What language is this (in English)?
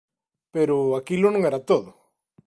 Galician